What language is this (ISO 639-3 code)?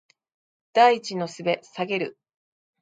jpn